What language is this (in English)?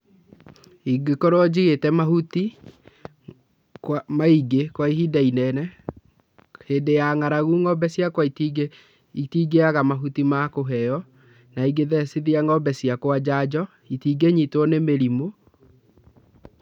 Kikuyu